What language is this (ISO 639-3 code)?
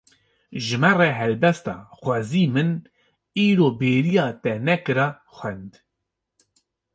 kur